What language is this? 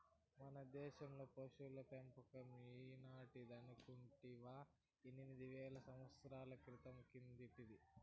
Telugu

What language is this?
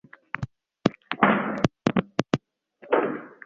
Swahili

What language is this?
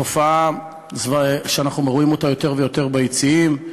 Hebrew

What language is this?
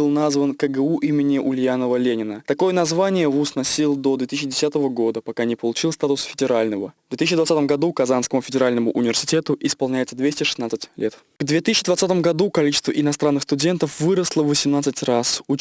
Russian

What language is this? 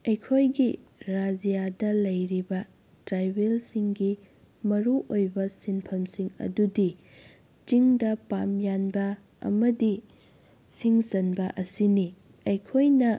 Manipuri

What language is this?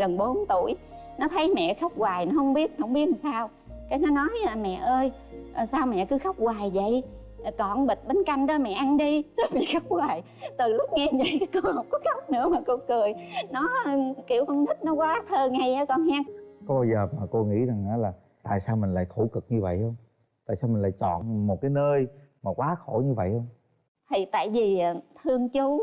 Vietnamese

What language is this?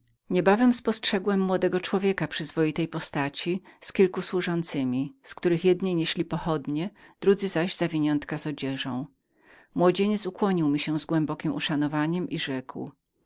Polish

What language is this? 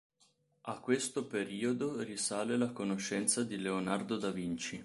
Italian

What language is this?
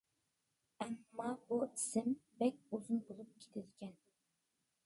Uyghur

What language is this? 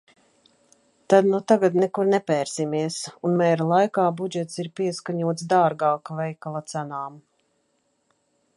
Latvian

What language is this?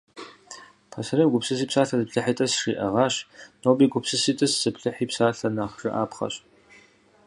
Kabardian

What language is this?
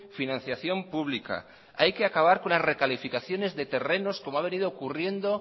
Spanish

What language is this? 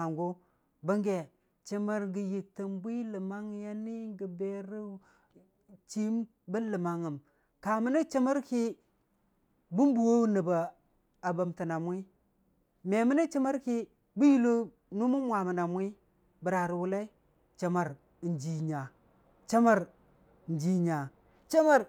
Dijim-Bwilim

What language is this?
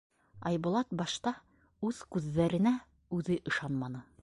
Bashkir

